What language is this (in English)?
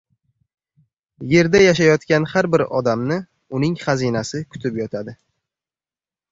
Uzbek